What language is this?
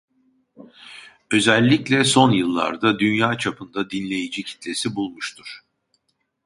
Turkish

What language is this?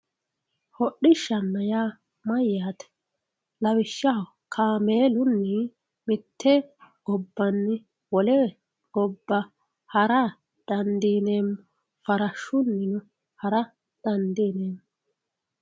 Sidamo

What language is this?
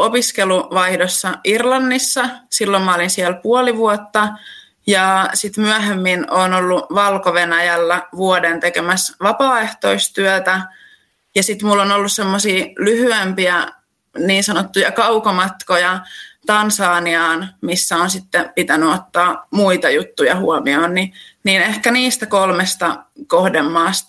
Finnish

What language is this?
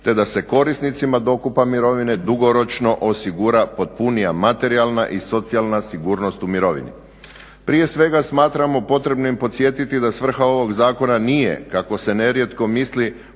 Croatian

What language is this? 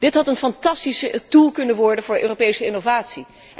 Dutch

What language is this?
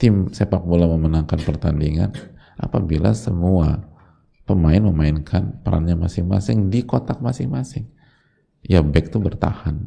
Indonesian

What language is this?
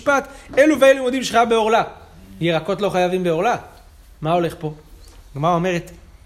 Hebrew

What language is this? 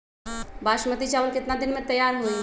Magahi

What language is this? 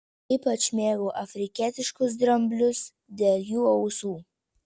Lithuanian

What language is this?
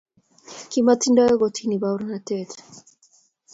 Kalenjin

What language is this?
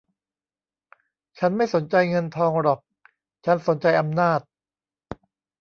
Thai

